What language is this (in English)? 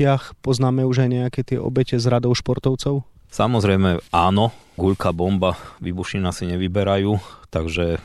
Slovak